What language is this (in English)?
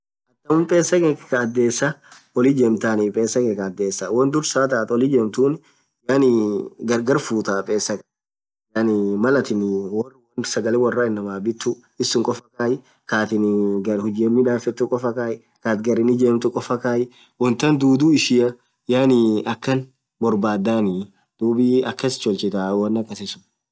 Orma